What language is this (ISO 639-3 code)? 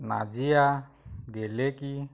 asm